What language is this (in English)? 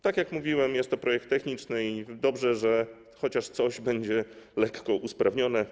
Polish